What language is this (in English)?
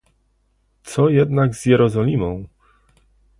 Polish